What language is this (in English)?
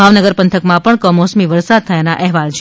Gujarati